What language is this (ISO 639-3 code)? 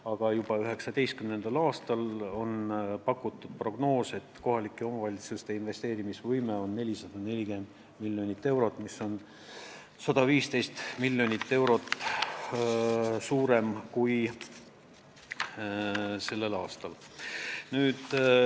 est